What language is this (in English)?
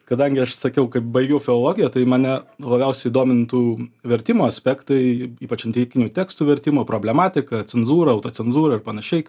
Lithuanian